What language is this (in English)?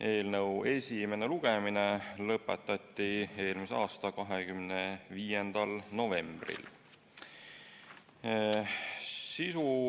Estonian